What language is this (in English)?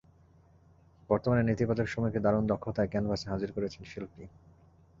Bangla